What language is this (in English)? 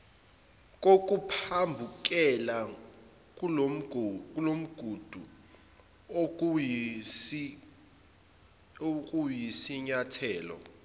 Zulu